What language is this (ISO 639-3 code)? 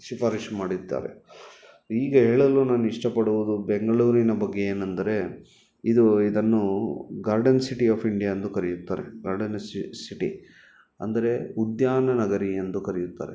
kan